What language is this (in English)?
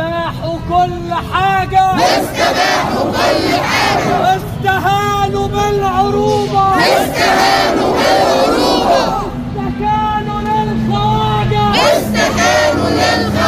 Arabic